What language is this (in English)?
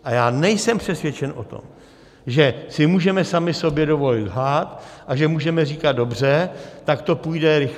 Czech